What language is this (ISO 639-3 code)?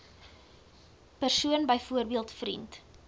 afr